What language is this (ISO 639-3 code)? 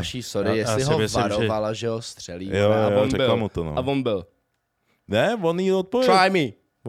ces